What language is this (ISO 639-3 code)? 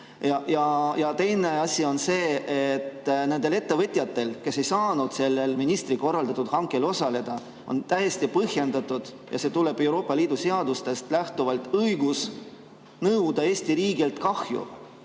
est